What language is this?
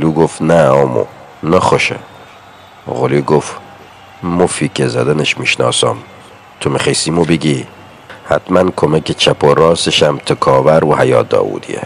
Persian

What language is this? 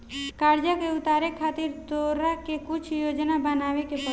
Bhojpuri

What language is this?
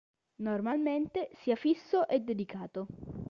Italian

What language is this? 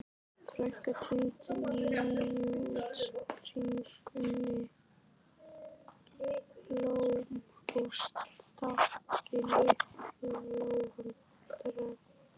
Icelandic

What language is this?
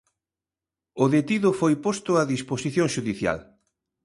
Galician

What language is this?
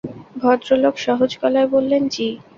Bangla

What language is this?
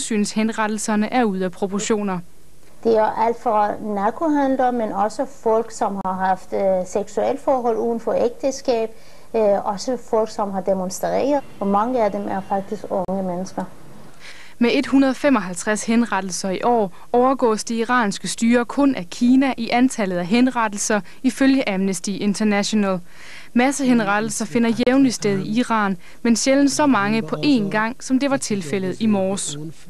Danish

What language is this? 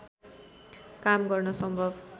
Nepali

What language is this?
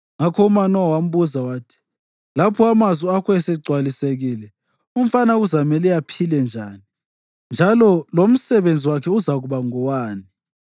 North Ndebele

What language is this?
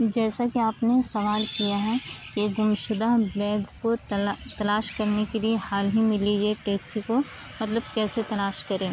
Urdu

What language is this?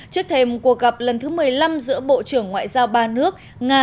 Vietnamese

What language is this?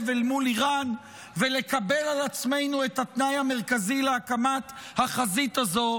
Hebrew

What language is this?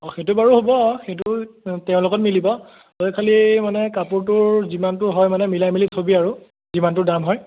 Assamese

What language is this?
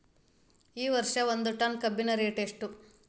Kannada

